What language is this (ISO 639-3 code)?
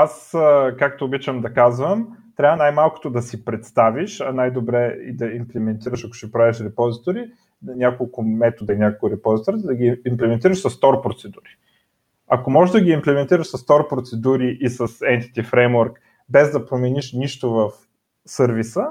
bul